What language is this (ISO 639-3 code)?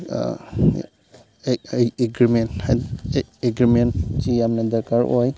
mni